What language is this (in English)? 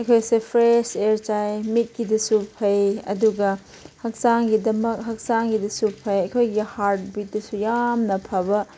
Manipuri